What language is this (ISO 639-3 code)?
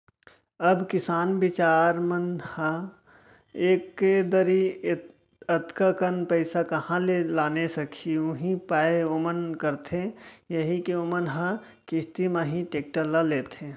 hne